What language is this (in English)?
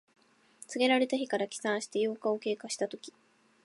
Japanese